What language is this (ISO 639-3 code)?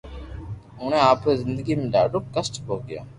lrk